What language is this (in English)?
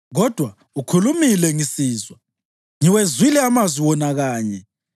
North Ndebele